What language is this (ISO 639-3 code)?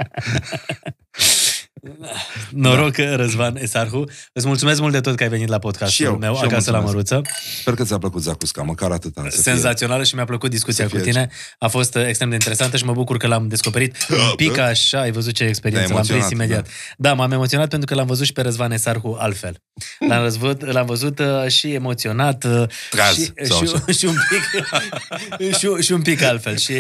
ron